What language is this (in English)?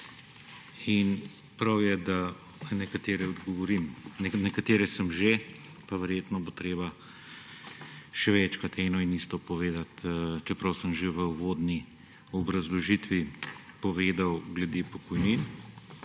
Slovenian